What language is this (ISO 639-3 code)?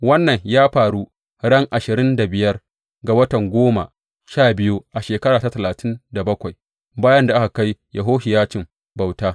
hau